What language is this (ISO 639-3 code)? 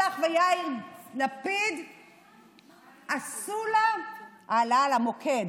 heb